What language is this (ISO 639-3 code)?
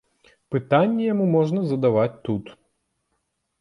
bel